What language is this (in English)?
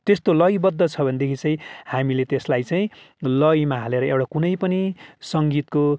Nepali